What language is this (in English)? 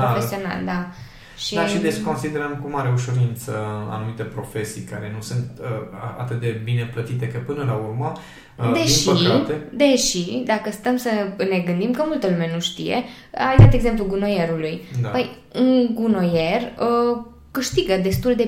Romanian